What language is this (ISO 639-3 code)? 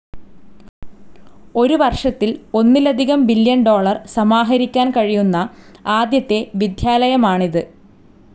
mal